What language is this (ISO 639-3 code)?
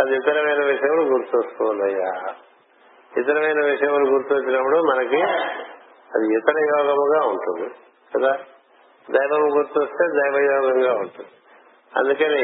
tel